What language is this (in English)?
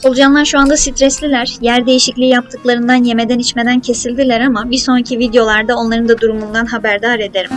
Turkish